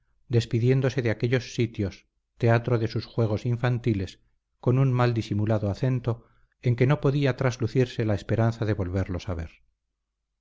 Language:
Spanish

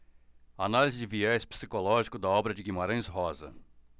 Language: Portuguese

